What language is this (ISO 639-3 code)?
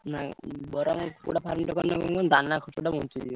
ori